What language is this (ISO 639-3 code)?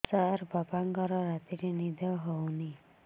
ori